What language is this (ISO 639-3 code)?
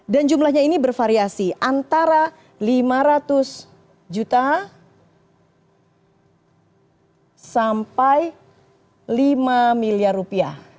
ind